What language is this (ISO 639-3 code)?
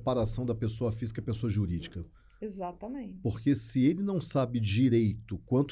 por